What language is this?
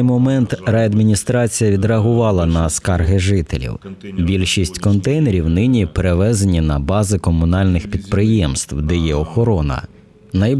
Ukrainian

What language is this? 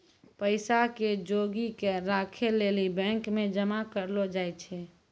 Maithili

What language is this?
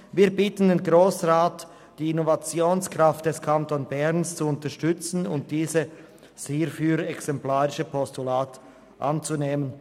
Swiss German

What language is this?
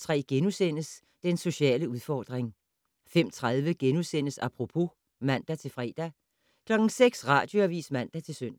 Danish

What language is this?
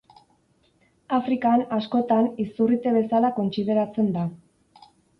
Basque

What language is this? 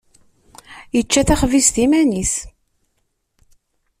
Kabyle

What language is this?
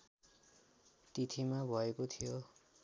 Nepali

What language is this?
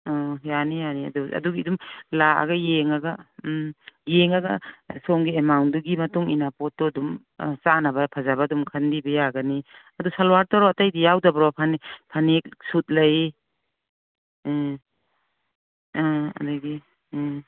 Manipuri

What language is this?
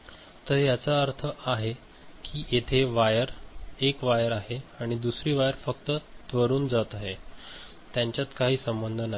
Marathi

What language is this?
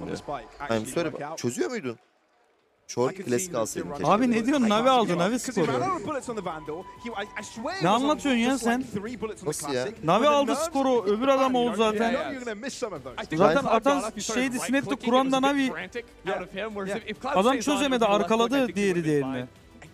Turkish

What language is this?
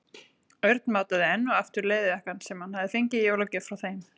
Icelandic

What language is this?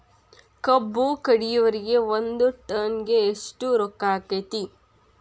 Kannada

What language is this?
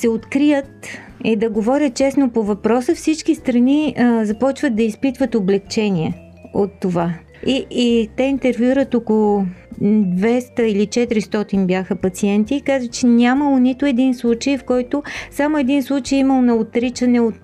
Bulgarian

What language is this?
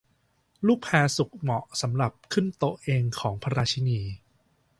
Thai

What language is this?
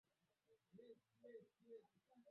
Swahili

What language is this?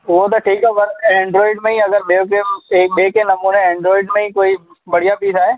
Sindhi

